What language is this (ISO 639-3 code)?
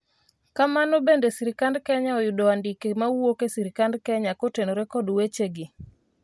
luo